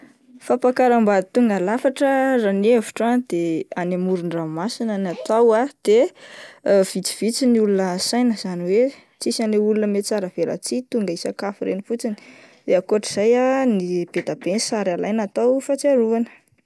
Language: Malagasy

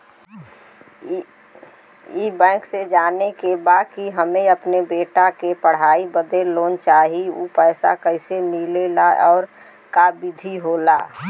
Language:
Bhojpuri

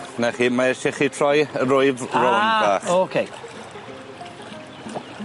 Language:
Welsh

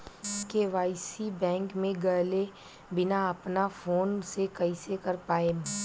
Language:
Bhojpuri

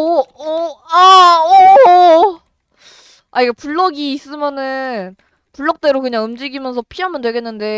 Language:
Korean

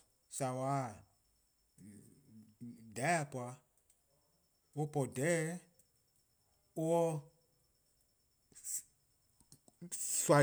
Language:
Eastern Krahn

